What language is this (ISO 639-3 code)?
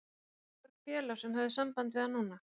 isl